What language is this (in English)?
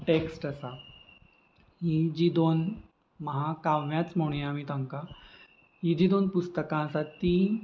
Konkani